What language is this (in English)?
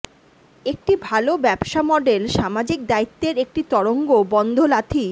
Bangla